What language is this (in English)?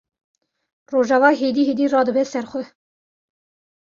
Kurdish